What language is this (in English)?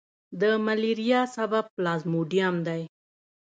Pashto